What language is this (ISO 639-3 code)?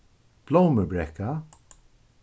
fao